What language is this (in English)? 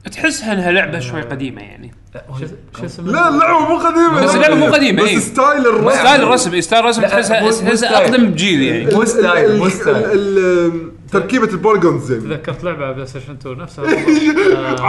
Arabic